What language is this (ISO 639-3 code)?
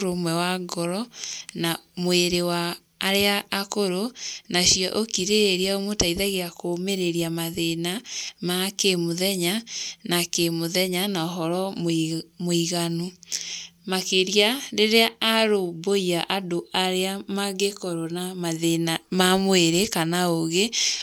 kik